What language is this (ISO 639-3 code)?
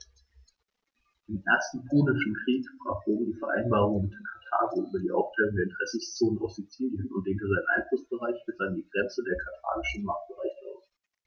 deu